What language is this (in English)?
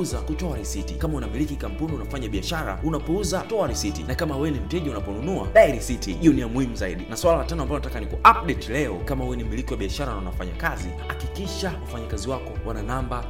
Swahili